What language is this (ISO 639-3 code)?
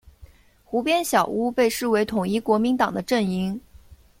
zho